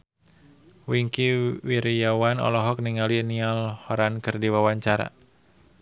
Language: Sundanese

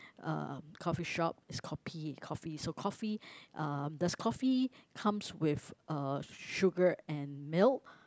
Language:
English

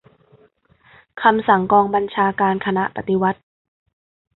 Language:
Thai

